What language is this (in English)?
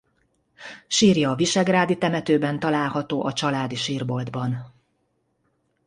Hungarian